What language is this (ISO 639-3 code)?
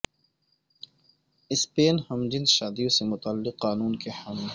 urd